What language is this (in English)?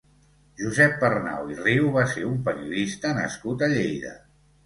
Catalan